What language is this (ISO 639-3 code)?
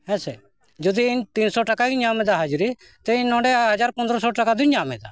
sat